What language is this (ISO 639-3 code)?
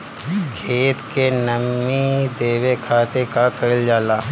bho